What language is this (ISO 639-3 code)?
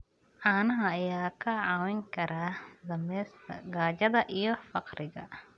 som